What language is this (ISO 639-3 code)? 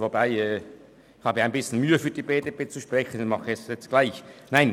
gsw